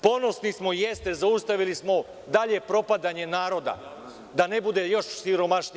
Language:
Serbian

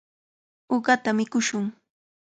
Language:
Cajatambo North Lima Quechua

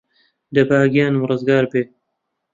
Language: Central Kurdish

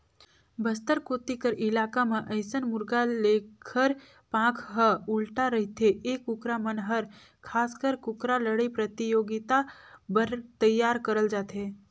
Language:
Chhattisgarhi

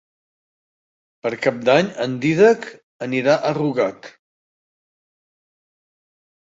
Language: Catalan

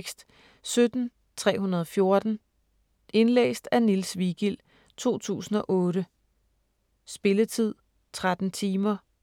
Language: Danish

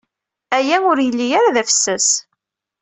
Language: Kabyle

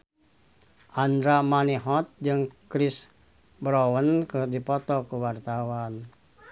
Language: Sundanese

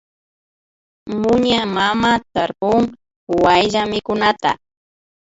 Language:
Imbabura Highland Quichua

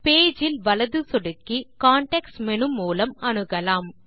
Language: Tamil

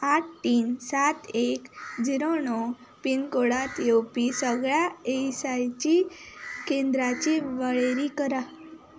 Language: Konkani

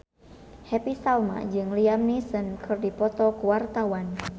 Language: Sundanese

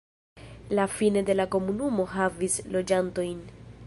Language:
Esperanto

